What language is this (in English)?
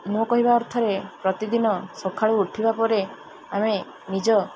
Odia